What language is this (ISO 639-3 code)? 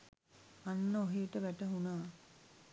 sin